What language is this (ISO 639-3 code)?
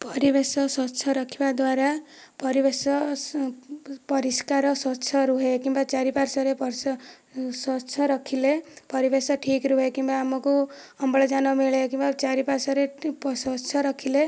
ori